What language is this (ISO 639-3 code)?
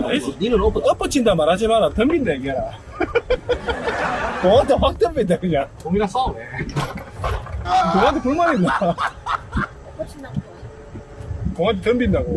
kor